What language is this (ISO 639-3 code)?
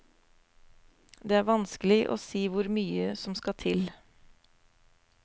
nor